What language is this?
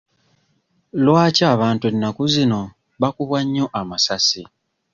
Ganda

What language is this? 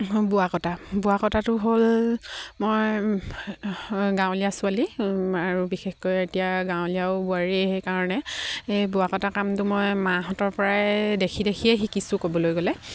Assamese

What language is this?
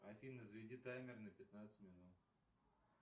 Russian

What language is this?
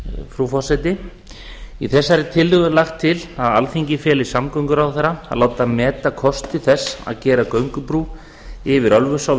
Icelandic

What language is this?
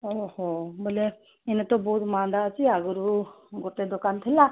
Odia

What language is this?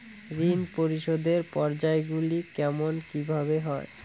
Bangla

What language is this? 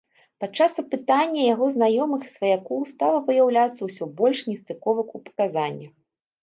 Belarusian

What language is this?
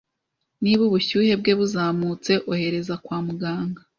Kinyarwanda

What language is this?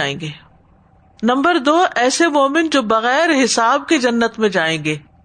Urdu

